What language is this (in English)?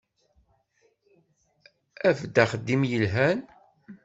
Kabyle